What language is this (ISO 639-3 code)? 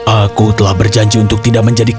ind